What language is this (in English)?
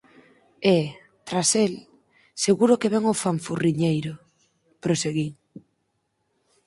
Galician